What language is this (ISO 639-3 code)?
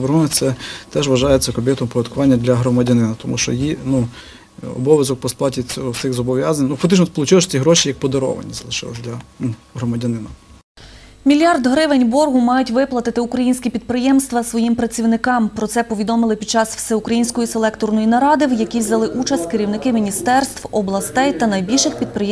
ukr